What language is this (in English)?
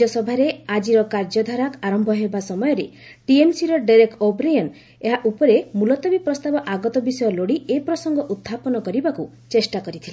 Odia